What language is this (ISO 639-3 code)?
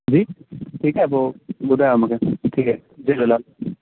snd